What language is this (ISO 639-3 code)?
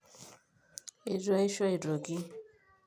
mas